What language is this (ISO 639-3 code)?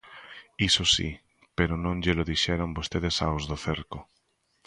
glg